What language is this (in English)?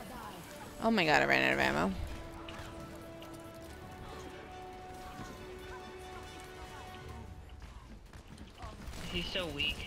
English